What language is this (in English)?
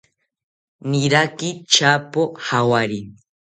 South Ucayali Ashéninka